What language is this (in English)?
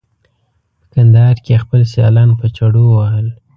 Pashto